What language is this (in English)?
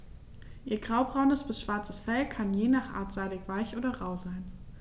German